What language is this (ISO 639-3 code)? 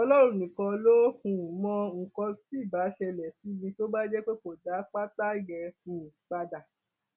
yor